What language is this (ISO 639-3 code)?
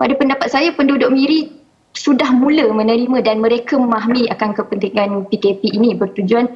msa